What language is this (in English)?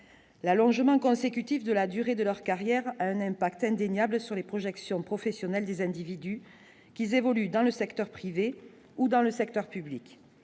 French